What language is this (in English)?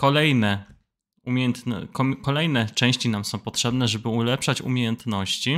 Polish